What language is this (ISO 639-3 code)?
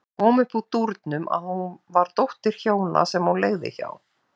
isl